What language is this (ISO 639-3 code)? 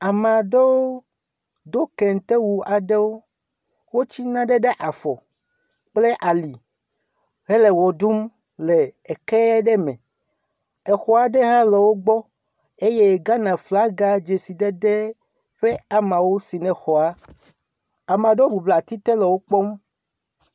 ewe